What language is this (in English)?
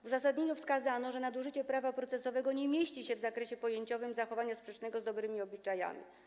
Polish